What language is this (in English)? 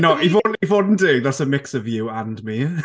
Welsh